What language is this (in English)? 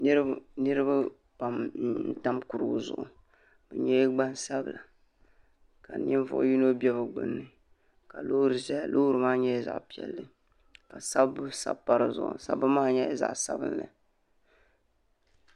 Dagbani